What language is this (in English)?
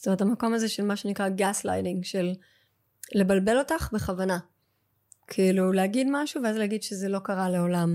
Hebrew